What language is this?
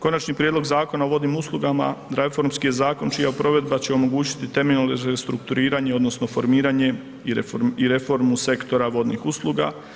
Croatian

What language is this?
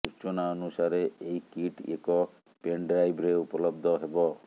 Odia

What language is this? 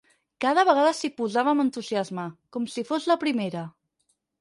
Catalan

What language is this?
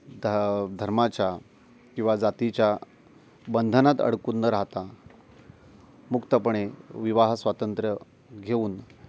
Marathi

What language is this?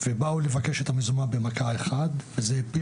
Hebrew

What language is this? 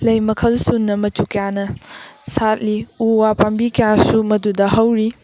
Manipuri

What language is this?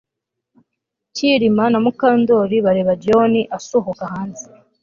Kinyarwanda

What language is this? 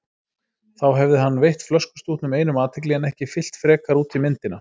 Icelandic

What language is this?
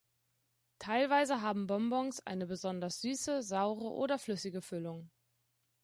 German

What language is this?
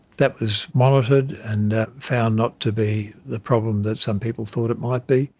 English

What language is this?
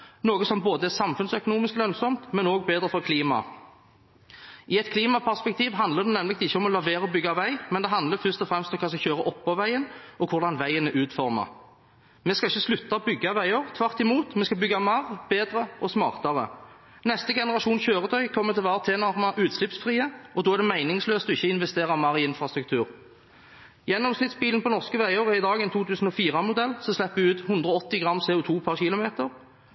Norwegian Bokmål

